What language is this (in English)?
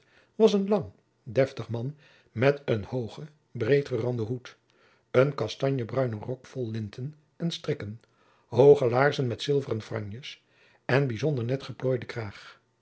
Dutch